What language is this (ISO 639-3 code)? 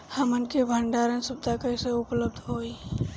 bho